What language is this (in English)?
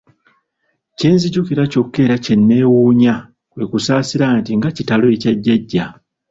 Ganda